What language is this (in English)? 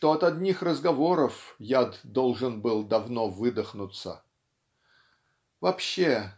Russian